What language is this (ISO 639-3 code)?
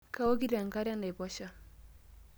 mas